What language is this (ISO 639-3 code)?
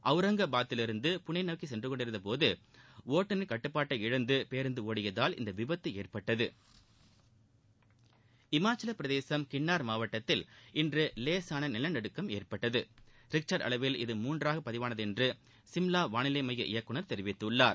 tam